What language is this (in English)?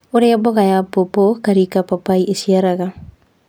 Kikuyu